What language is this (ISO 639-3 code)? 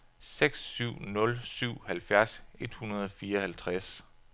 dan